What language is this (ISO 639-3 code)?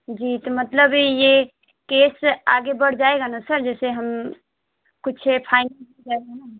hin